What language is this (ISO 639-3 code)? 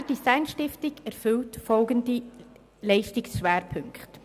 gsw